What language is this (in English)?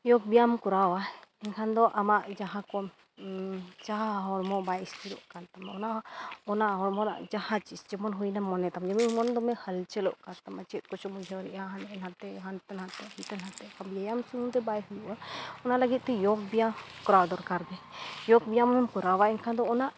Santali